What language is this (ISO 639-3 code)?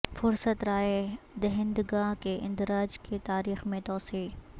urd